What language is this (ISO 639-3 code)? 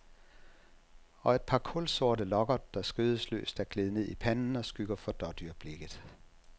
dan